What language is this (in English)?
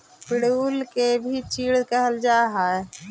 Magahi